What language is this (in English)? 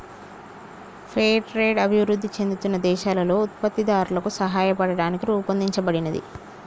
Telugu